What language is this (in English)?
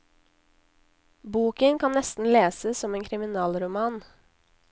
Norwegian